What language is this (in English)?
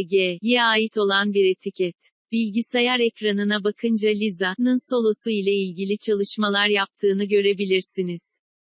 Turkish